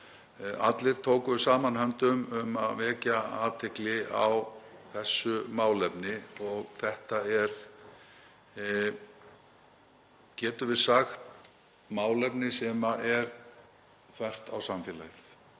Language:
Icelandic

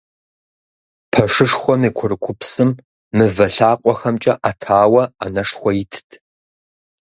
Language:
Kabardian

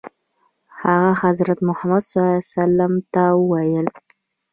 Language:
Pashto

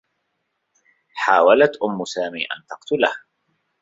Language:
Arabic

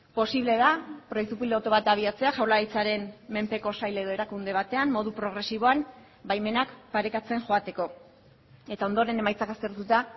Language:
Basque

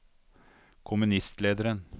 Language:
Norwegian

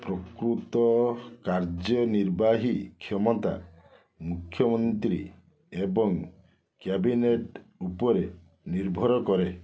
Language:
Odia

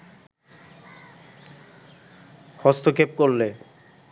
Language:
Bangla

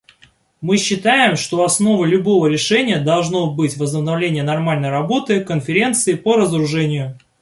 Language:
Russian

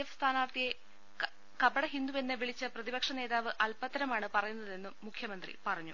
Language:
Malayalam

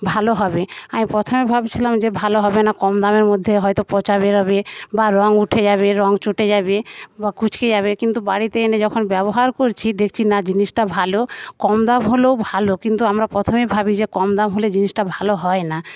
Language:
Bangla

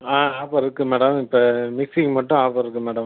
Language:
Tamil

